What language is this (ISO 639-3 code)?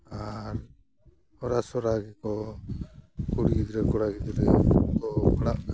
sat